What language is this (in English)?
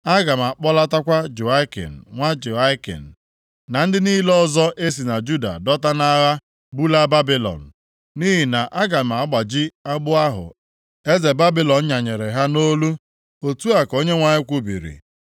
Igbo